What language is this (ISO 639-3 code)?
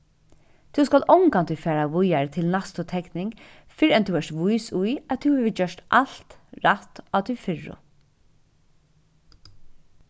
fao